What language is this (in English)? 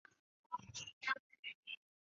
Chinese